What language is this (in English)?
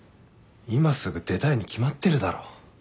Japanese